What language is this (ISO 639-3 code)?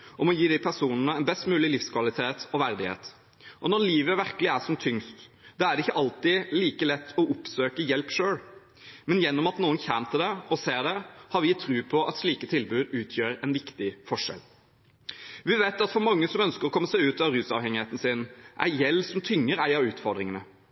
nob